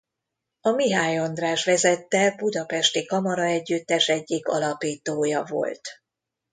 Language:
Hungarian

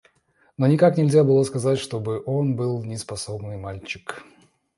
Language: Russian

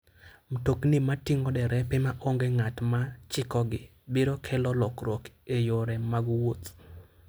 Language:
Luo (Kenya and Tanzania)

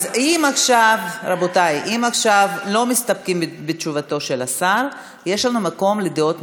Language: Hebrew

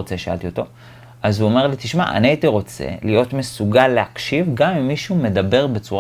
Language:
Hebrew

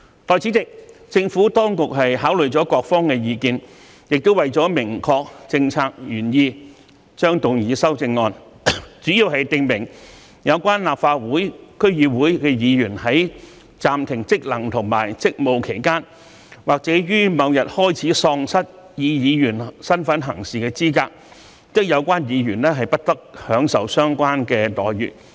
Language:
Cantonese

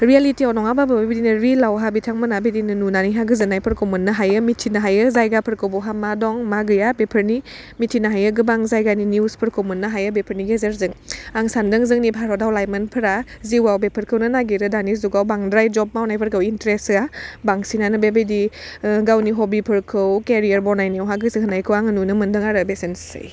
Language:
Bodo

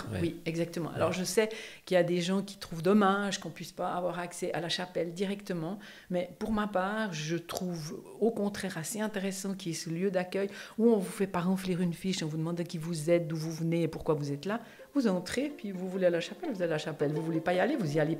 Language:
French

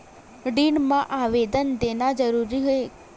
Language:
Chhattisgarhi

